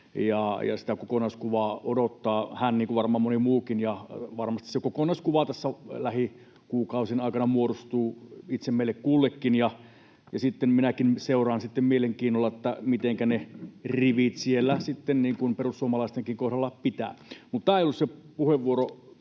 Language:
Finnish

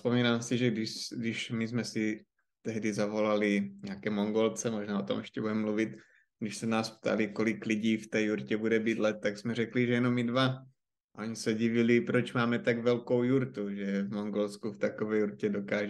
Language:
Czech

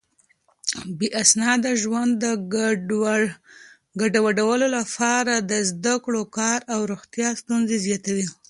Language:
Pashto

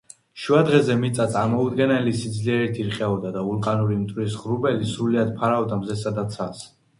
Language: Georgian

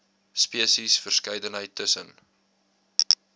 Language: Afrikaans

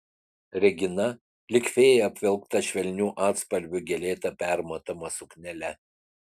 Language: Lithuanian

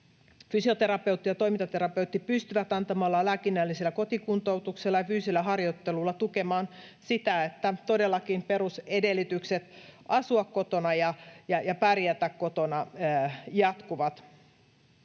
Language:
Finnish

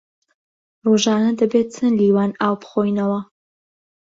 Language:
Central Kurdish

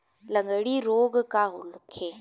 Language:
Bhojpuri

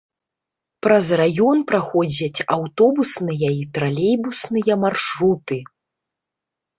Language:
Belarusian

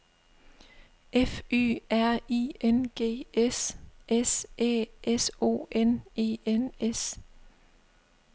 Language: Danish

